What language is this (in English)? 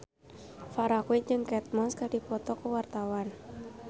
Sundanese